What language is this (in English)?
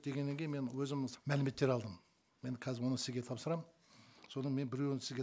Kazakh